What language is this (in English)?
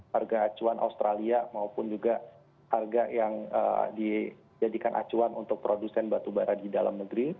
Indonesian